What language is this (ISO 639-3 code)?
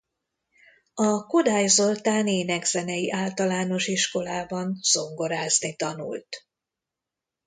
hun